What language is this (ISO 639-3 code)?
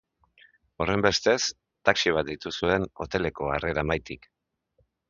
eus